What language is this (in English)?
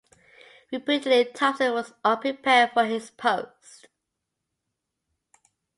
English